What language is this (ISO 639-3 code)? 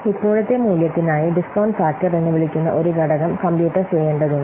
mal